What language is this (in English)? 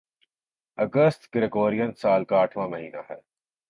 Urdu